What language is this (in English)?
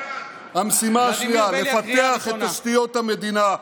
Hebrew